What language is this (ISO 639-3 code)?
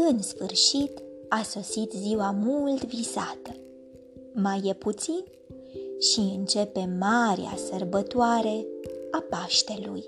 ron